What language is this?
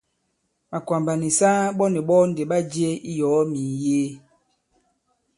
Bankon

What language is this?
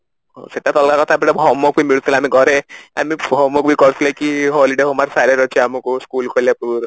Odia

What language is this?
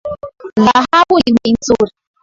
Swahili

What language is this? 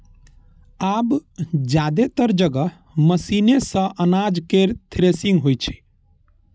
Maithili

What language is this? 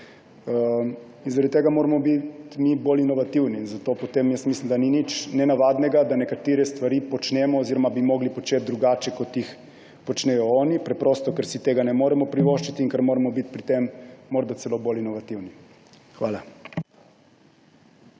Slovenian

